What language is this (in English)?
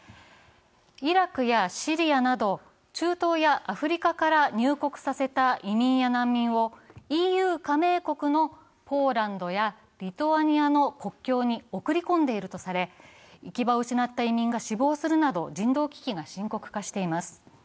Japanese